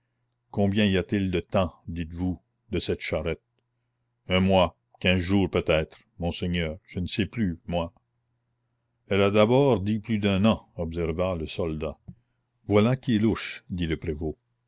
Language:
French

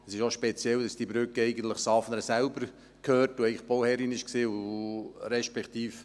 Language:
Swiss German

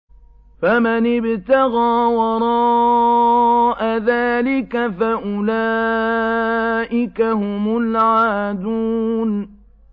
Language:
Arabic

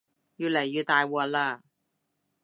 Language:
Cantonese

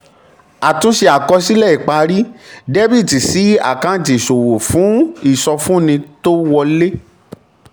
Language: Yoruba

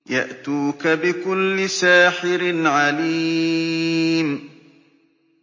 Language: Arabic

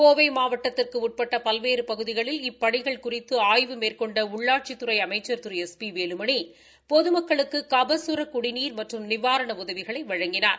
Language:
Tamil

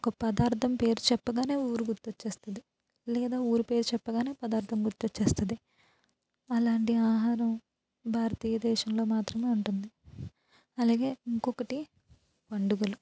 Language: Telugu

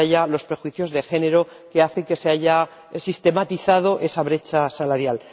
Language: Spanish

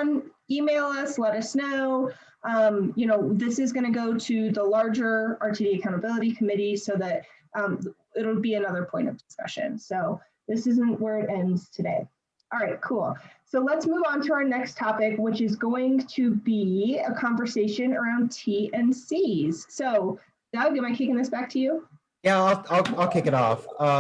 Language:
English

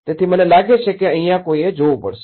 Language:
Gujarati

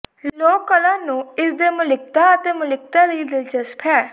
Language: Punjabi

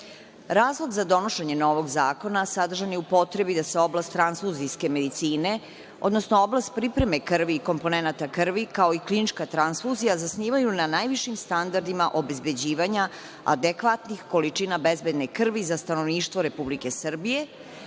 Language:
Serbian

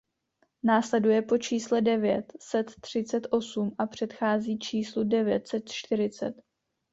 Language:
Czech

